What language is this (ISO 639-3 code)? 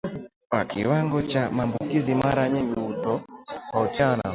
swa